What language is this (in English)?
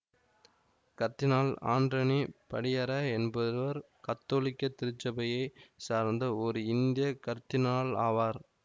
Tamil